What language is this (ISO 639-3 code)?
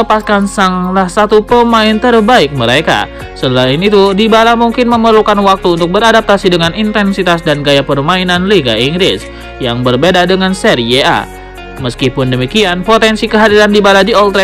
ind